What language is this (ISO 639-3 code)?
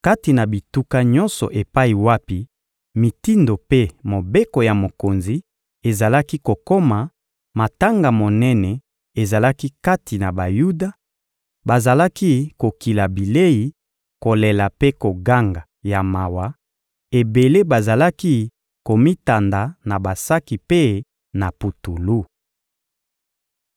lin